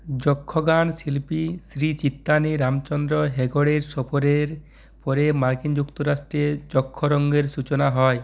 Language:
Bangla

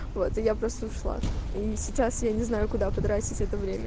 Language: Russian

